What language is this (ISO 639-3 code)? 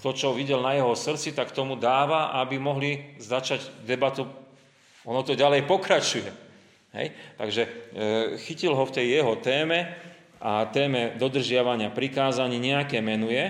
slk